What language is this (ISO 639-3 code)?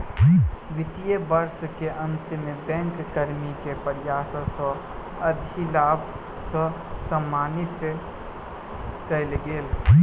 mai